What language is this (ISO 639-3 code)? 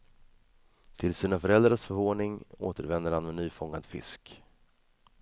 swe